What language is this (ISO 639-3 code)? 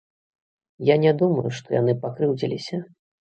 bel